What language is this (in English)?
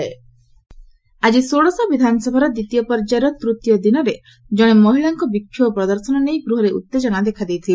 Odia